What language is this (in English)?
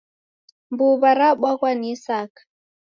Taita